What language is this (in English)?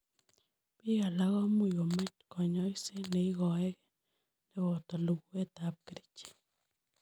Kalenjin